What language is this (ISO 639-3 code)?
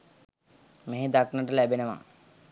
sin